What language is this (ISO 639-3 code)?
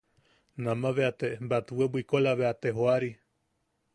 yaq